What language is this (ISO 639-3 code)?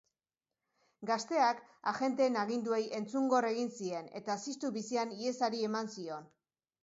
eus